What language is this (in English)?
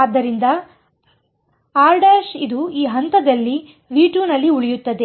Kannada